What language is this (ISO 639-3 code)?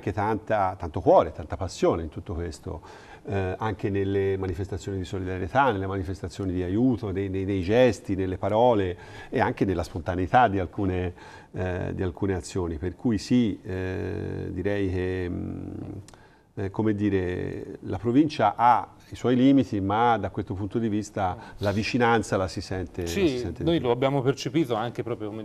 ita